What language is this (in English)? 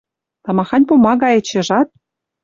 Western Mari